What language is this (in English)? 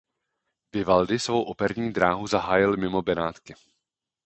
Czech